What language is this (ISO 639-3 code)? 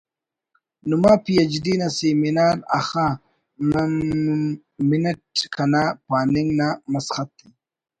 brh